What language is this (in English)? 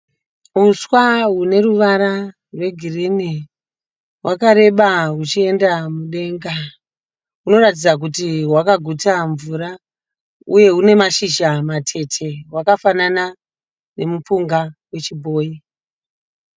Shona